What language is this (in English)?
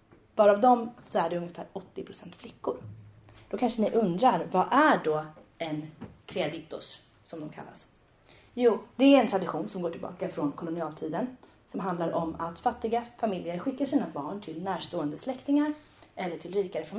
Swedish